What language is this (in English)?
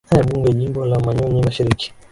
Swahili